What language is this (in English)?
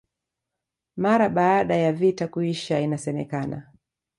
Swahili